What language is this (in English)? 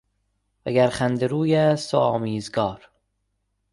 Persian